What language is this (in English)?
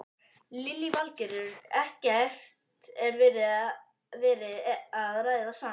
Icelandic